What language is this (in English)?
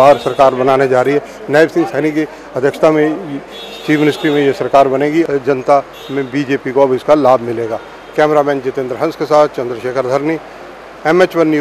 Hindi